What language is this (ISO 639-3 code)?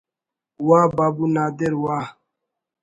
brh